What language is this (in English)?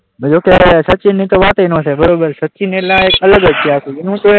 Gujarati